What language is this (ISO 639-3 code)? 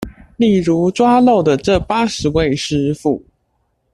zho